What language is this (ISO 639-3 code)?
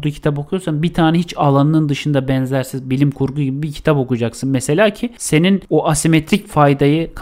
tur